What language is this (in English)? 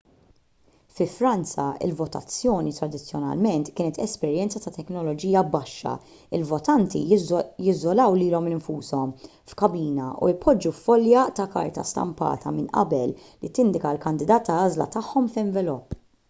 Maltese